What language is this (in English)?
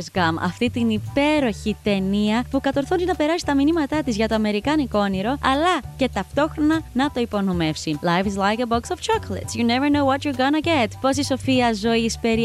Greek